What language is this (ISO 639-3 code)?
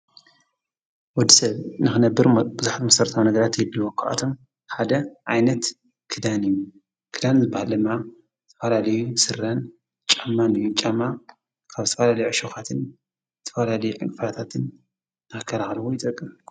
tir